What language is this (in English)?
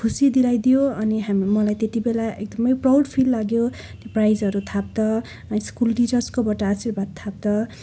Nepali